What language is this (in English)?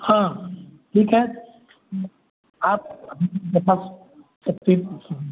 Hindi